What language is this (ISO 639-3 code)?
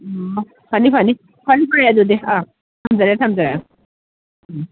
mni